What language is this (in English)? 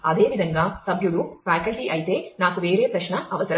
Telugu